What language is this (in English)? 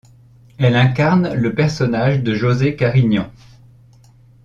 French